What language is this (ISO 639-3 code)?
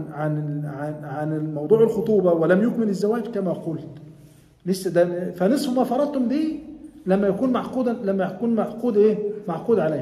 ara